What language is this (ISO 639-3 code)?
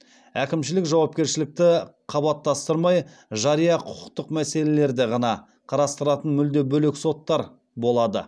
kaz